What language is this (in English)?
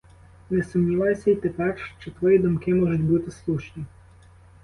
Ukrainian